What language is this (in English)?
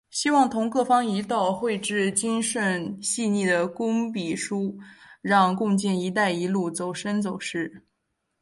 Chinese